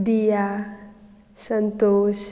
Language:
Konkani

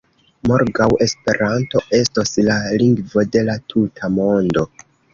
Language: Esperanto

